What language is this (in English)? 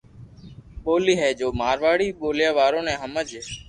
Loarki